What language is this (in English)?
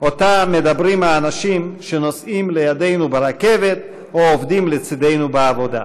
Hebrew